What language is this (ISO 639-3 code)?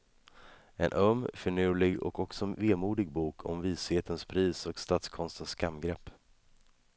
swe